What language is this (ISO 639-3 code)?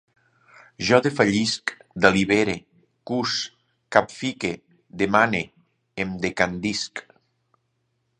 cat